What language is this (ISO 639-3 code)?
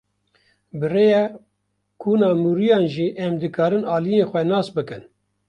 kur